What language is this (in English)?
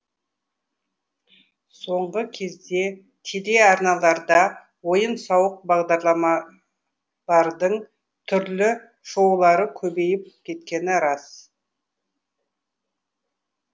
Kazakh